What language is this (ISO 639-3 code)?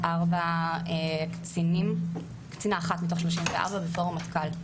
heb